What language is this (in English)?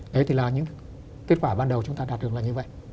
Vietnamese